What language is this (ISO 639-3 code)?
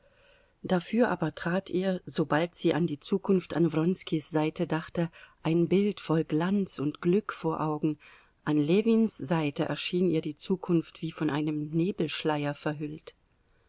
deu